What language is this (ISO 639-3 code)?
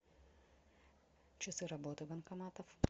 rus